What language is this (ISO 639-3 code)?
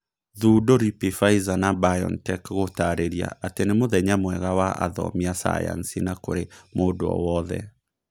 kik